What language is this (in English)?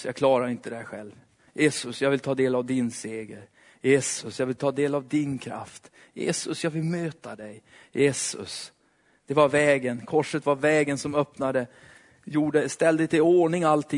Swedish